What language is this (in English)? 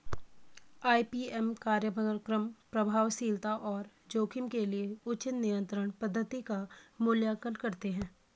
Hindi